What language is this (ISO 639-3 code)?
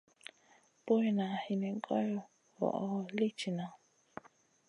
mcn